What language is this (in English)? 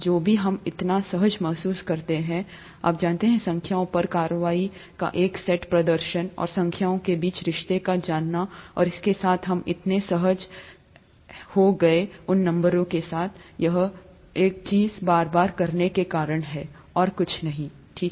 Hindi